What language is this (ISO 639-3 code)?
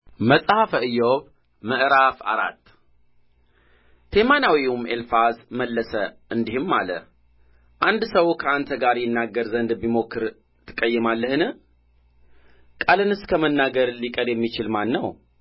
amh